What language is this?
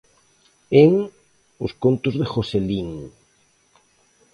Galician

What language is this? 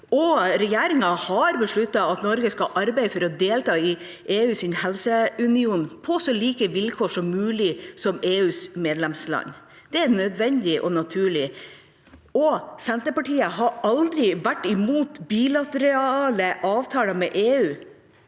Norwegian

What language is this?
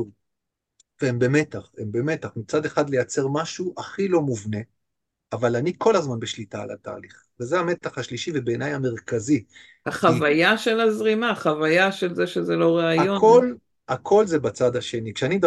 Hebrew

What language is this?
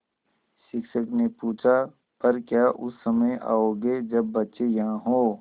Hindi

